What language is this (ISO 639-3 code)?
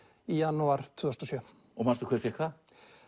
isl